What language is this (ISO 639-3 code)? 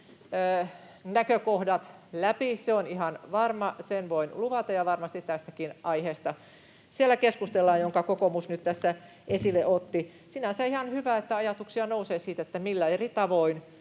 fin